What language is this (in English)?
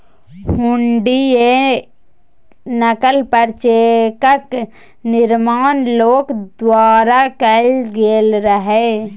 Maithili